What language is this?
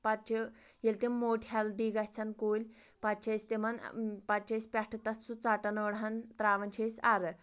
Kashmiri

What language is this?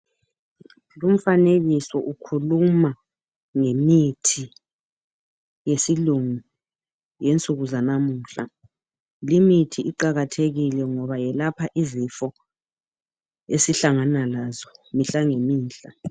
North Ndebele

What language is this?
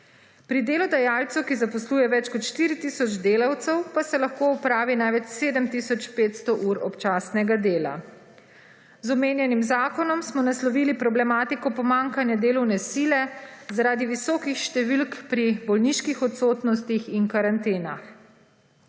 Slovenian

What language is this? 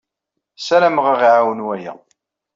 Kabyle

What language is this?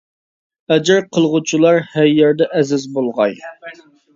Uyghur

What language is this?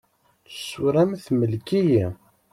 Kabyle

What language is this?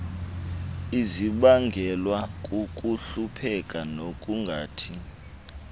Xhosa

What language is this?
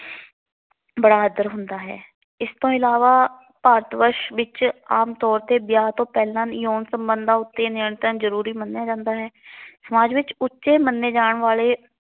Punjabi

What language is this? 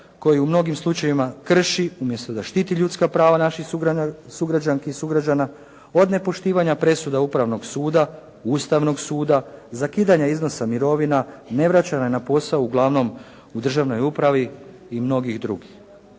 Croatian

